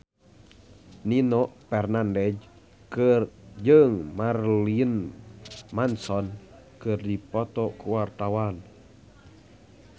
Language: Sundanese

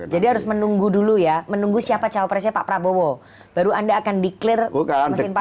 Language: Indonesian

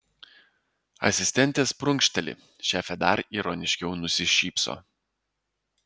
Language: Lithuanian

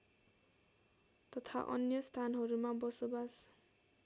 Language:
Nepali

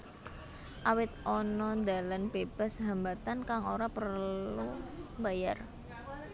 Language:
Javanese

